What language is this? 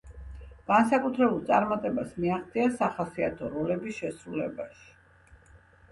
Georgian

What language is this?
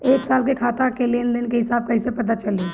Bhojpuri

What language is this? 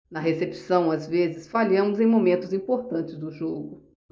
Portuguese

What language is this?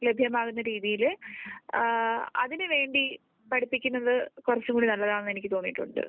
Malayalam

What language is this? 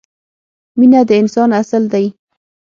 Pashto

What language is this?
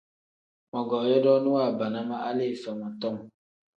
Tem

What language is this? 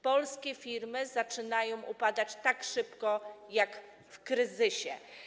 Polish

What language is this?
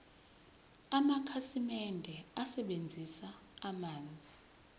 Zulu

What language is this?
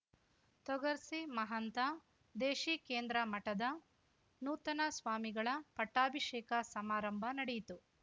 Kannada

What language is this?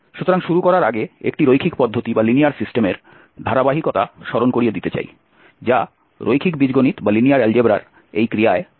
Bangla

